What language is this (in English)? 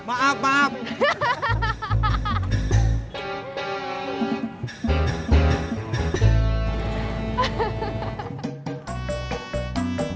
Indonesian